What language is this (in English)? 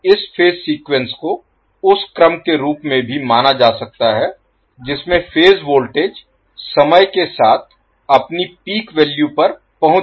Hindi